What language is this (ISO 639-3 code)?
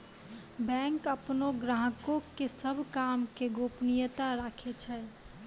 mai